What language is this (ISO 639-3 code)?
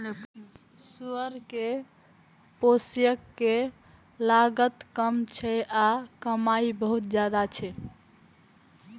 mai